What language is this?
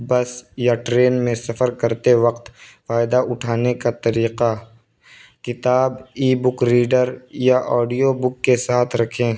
Urdu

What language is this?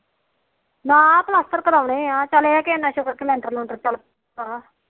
Punjabi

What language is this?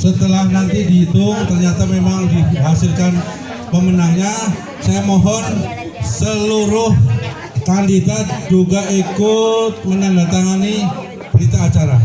Indonesian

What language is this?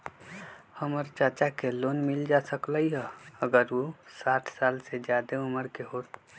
Magahi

